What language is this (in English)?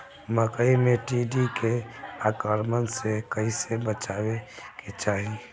Bhojpuri